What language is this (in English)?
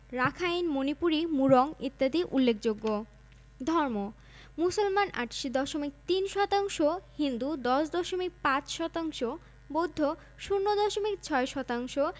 Bangla